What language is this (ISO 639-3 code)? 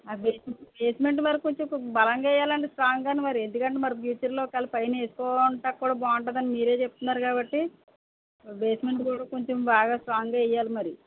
tel